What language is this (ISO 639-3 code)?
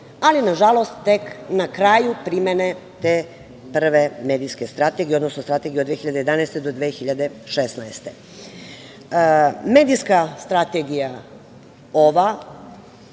srp